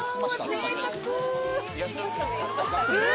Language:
Japanese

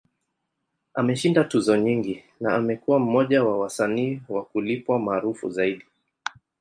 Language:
Swahili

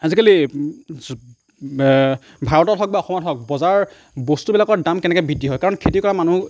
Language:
Assamese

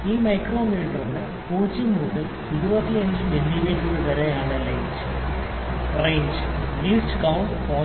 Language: Malayalam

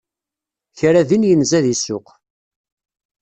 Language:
Kabyle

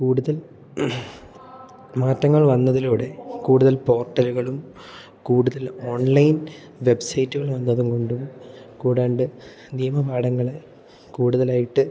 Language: Malayalam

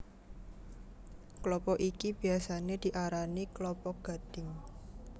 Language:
Javanese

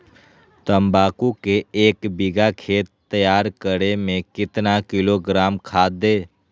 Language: Magahi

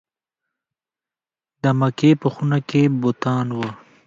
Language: Pashto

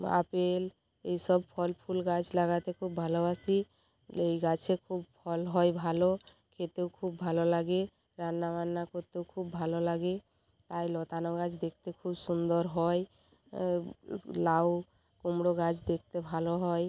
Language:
Bangla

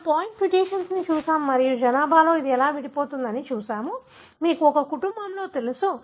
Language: Telugu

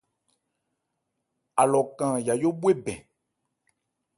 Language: Ebrié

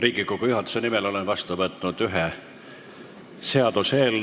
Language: Estonian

